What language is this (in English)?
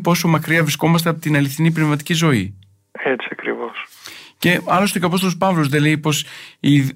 Greek